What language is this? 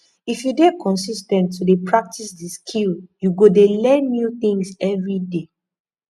Nigerian Pidgin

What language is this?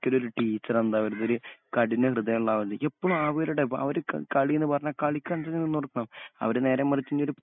Malayalam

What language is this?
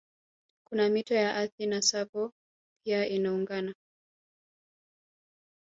Swahili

